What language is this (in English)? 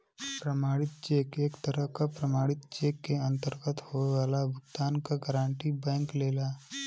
Bhojpuri